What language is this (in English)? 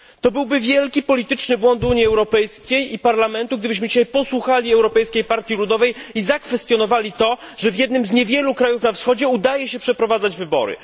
Polish